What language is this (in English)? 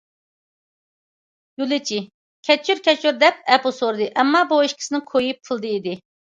Uyghur